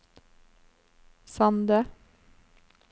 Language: Norwegian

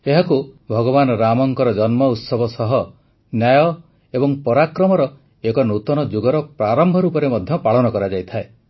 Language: Odia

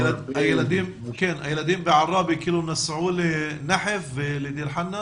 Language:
Hebrew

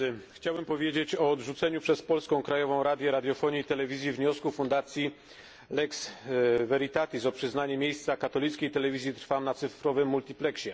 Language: Polish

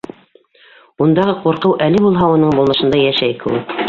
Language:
Bashkir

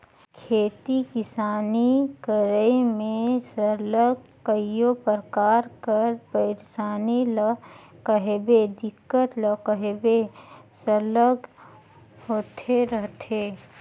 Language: Chhattisgarhi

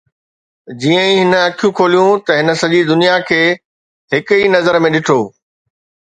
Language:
Sindhi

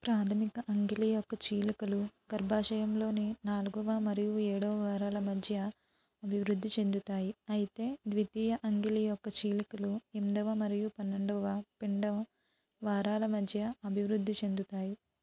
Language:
Telugu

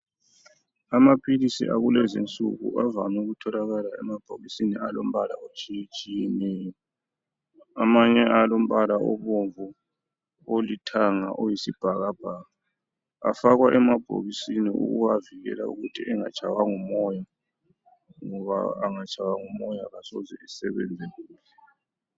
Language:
North Ndebele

